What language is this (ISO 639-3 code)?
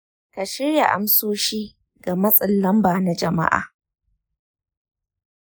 hau